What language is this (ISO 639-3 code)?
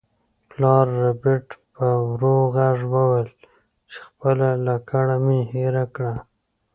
pus